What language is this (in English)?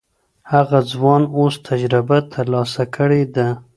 Pashto